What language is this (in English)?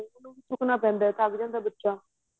Punjabi